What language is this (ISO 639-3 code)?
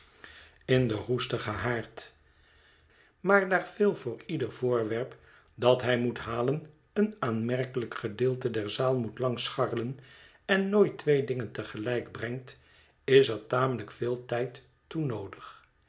nld